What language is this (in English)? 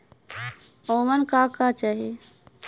Bhojpuri